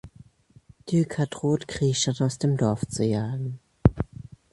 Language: German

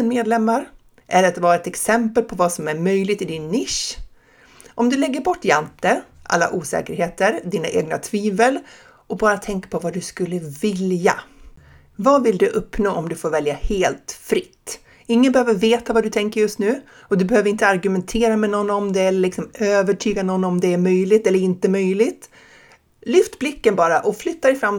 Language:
Swedish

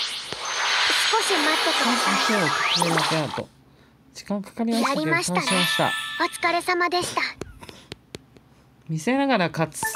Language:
Japanese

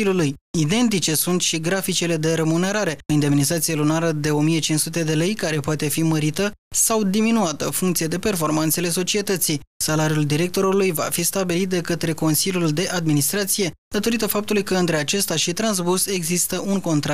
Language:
Romanian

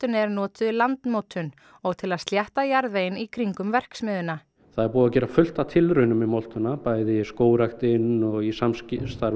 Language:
Icelandic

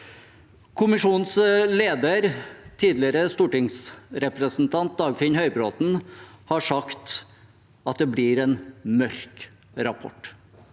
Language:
Norwegian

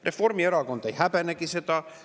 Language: Estonian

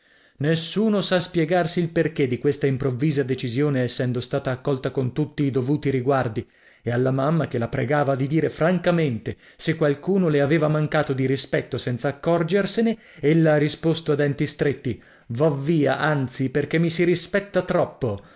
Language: Italian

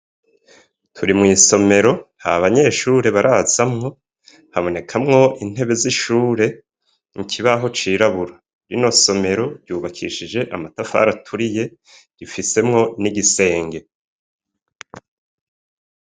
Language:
Rundi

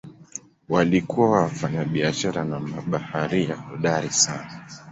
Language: Swahili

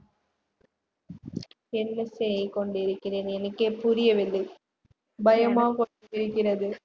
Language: Tamil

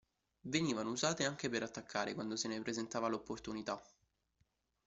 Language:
Italian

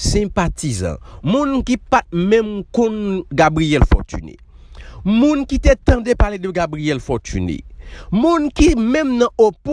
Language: French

